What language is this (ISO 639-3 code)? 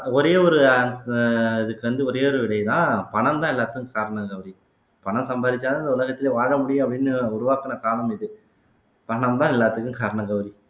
tam